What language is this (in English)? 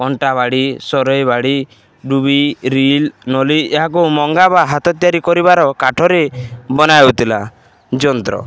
Odia